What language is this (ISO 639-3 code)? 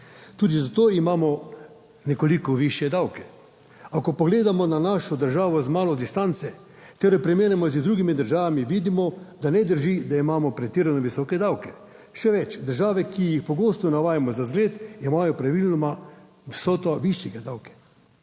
slv